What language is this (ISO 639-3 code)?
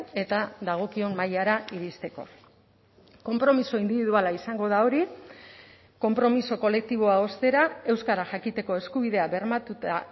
eus